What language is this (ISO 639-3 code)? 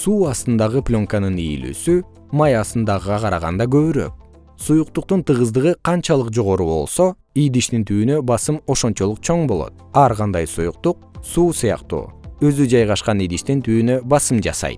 kir